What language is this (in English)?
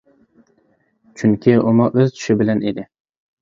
Uyghur